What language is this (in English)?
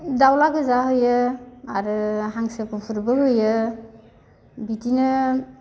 Bodo